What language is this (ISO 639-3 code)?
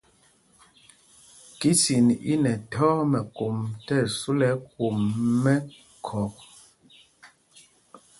mgg